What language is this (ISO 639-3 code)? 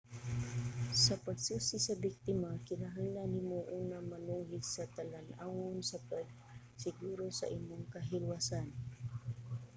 ceb